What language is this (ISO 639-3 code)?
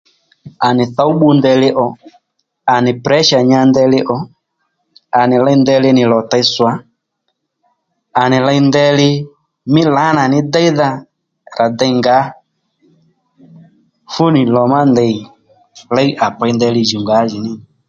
led